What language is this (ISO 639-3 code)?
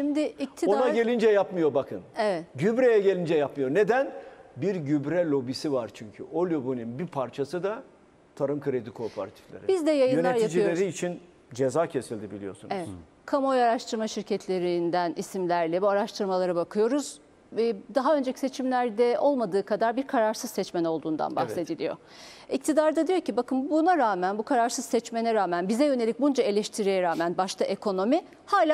tur